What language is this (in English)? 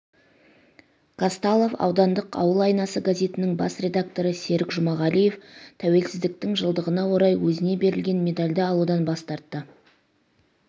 Kazakh